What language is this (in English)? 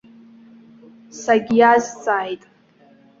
Abkhazian